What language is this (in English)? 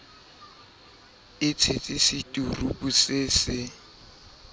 Southern Sotho